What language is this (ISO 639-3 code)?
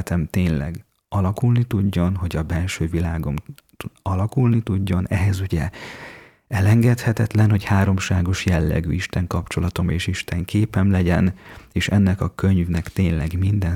hun